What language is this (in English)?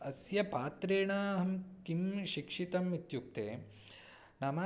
Sanskrit